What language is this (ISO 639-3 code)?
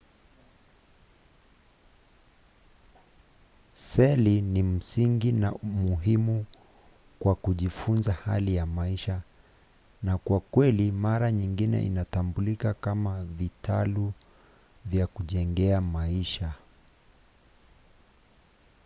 swa